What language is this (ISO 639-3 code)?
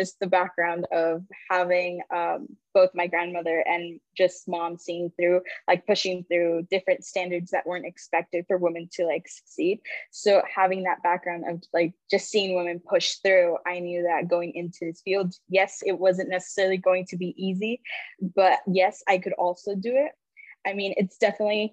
eng